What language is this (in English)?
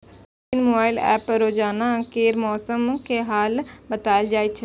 Maithili